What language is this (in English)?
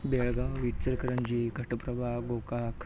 Marathi